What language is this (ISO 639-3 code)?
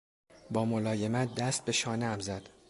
fas